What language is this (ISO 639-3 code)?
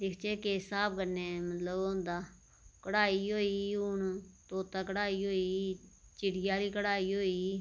doi